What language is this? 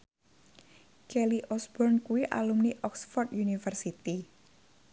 Javanese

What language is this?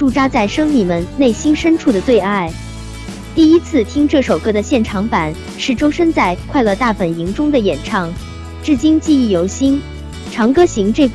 Chinese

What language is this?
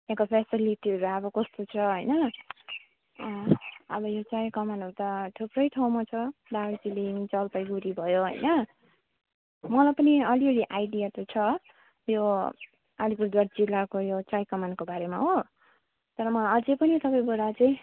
Nepali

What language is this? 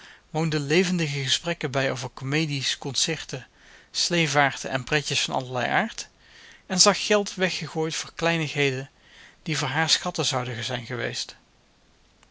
Dutch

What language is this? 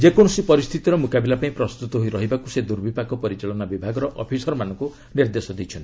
Odia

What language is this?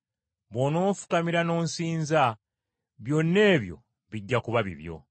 Ganda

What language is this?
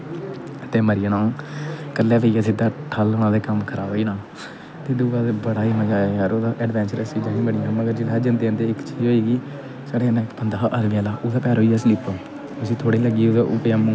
Dogri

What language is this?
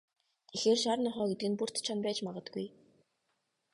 Mongolian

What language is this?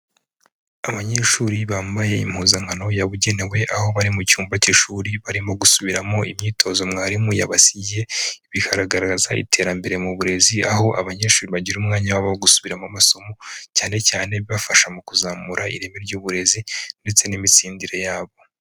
Kinyarwanda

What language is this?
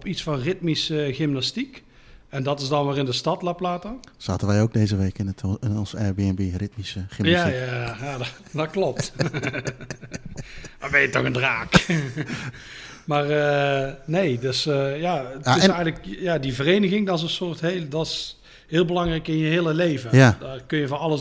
Dutch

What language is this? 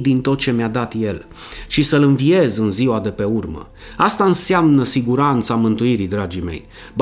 Romanian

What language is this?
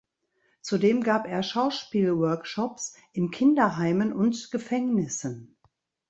German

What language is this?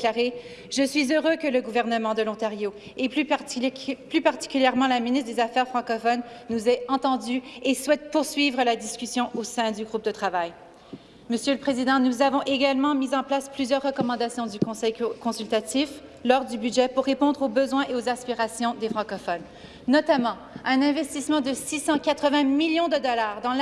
French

